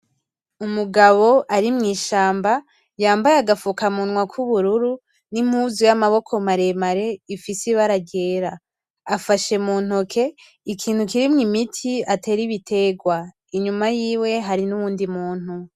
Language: Rundi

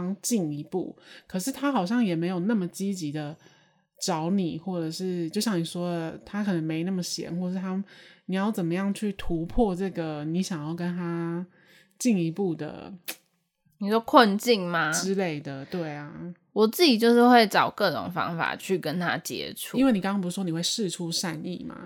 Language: Chinese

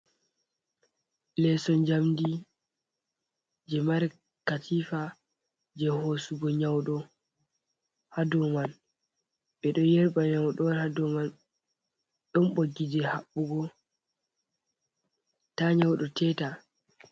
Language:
Fula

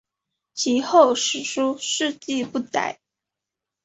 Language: Chinese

